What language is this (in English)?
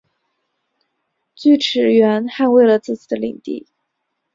Chinese